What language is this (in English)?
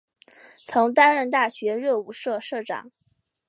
Chinese